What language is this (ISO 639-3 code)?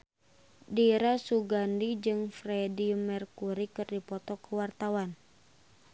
sun